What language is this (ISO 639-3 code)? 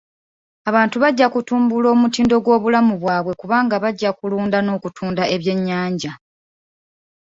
lug